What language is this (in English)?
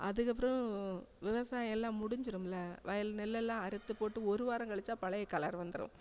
Tamil